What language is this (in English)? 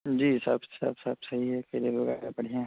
Urdu